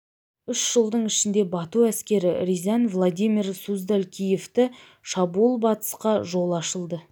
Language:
Kazakh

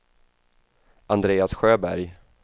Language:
Swedish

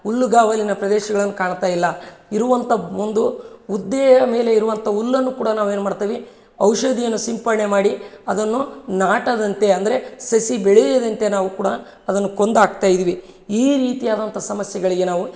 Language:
Kannada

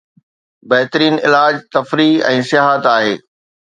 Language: Sindhi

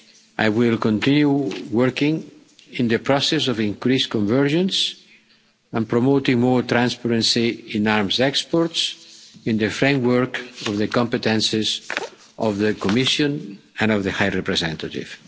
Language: English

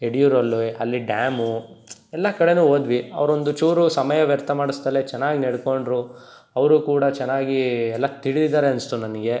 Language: Kannada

